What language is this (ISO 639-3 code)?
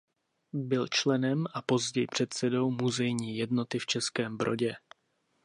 ces